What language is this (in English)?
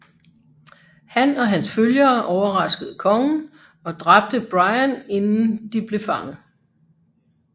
Danish